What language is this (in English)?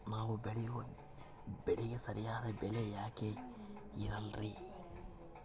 Kannada